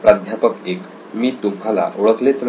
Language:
Marathi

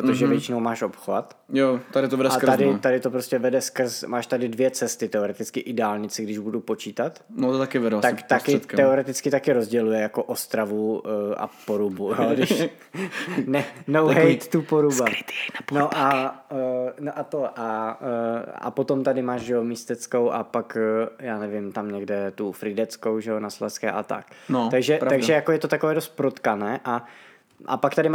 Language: Czech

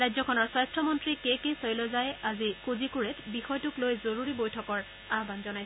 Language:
Assamese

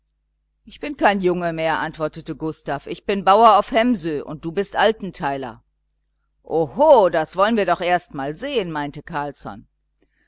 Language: German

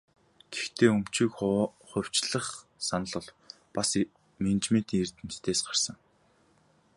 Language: Mongolian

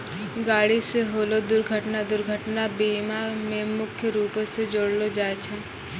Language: Maithili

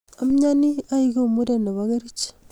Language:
Kalenjin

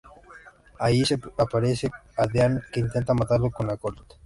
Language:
Spanish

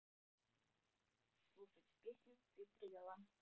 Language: Russian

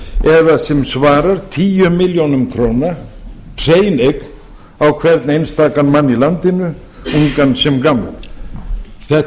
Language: Icelandic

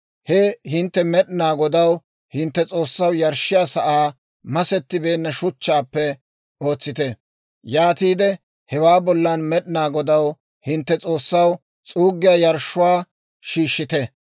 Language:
Dawro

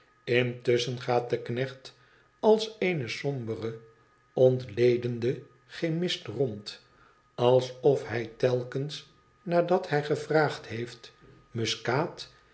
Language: Dutch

